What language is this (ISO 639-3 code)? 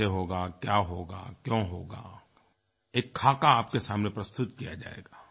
hin